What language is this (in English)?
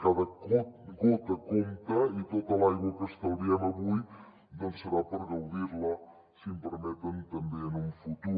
Catalan